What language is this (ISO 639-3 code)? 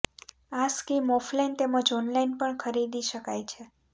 guj